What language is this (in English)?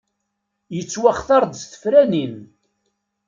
Kabyle